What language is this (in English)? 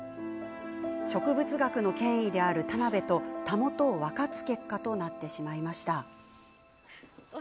Japanese